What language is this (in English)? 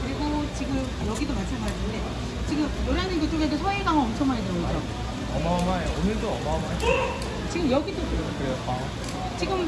Korean